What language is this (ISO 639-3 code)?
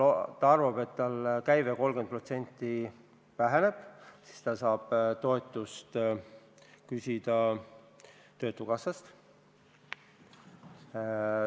est